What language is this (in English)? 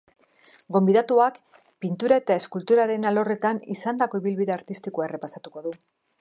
Basque